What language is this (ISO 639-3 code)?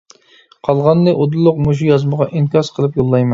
uig